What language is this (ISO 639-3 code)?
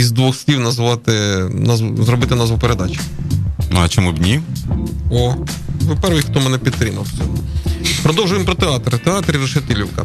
ukr